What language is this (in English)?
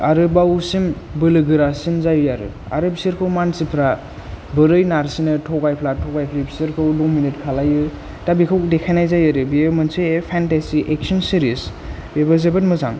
Bodo